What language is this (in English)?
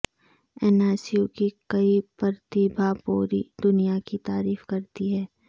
Urdu